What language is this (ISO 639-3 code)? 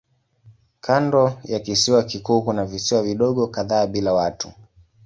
swa